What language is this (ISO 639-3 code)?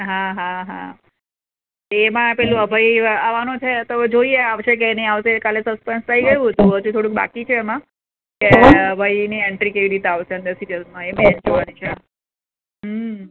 guj